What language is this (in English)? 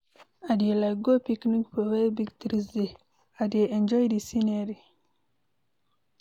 Nigerian Pidgin